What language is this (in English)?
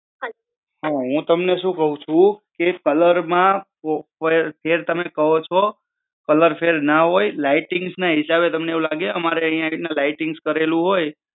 Gujarati